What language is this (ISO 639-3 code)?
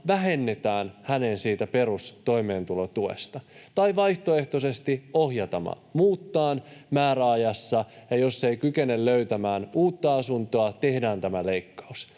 fin